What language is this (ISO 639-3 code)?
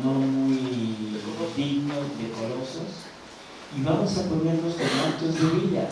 spa